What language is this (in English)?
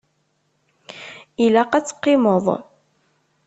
Kabyle